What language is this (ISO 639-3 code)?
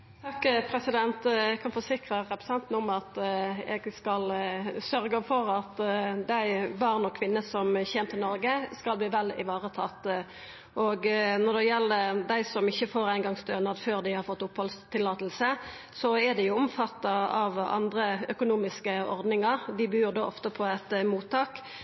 nno